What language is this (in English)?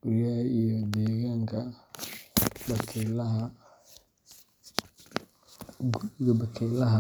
Somali